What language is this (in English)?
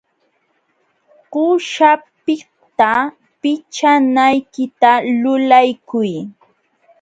Jauja Wanca Quechua